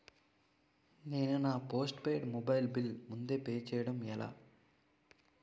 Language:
Telugu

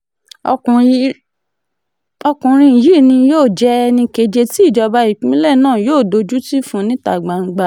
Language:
Yoruba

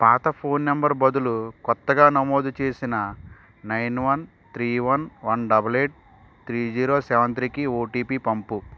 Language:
Telugu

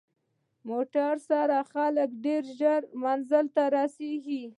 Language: Pashto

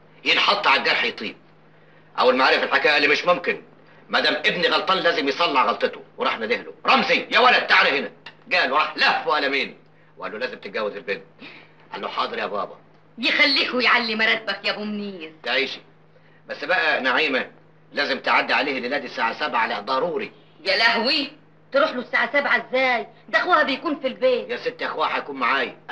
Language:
Arabic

